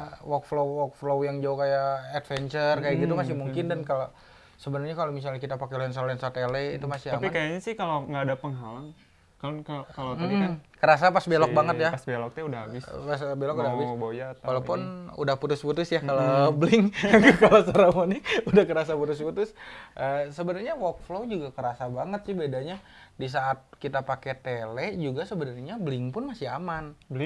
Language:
Indonesian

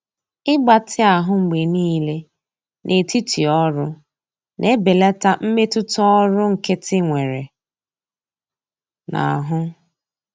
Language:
Igbo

